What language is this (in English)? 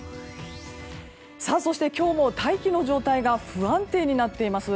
Japanese